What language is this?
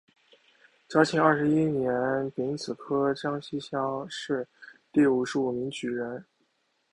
Chinese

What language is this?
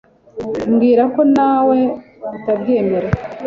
Kinyarwanda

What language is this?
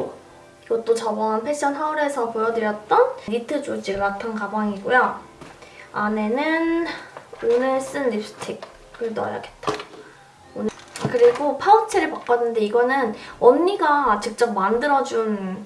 Korean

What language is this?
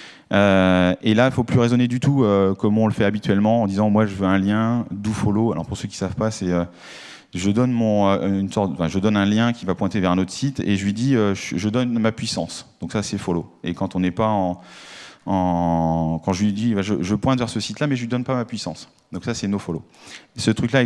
French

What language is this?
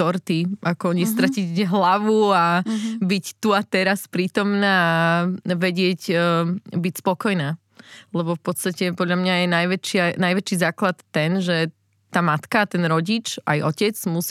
Slovak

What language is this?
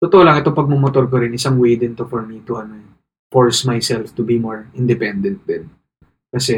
Filipino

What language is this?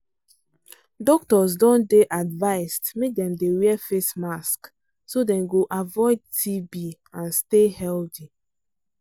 Nigerian Pidgin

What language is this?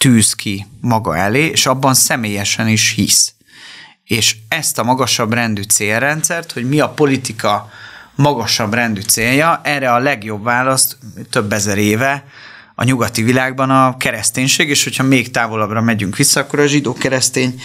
Hungarian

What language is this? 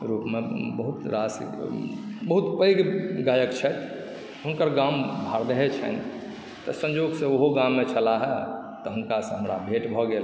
Maithili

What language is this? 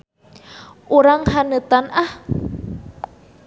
Sundanese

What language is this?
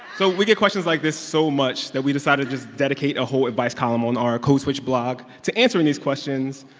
English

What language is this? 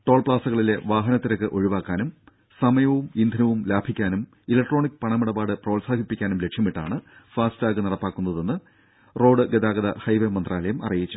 Malayalam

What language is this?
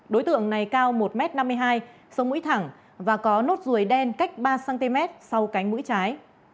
Vietnamese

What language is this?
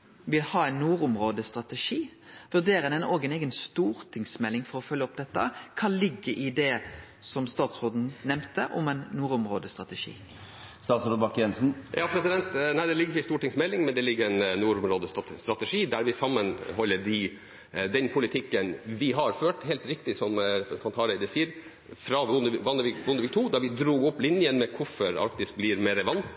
Norwegian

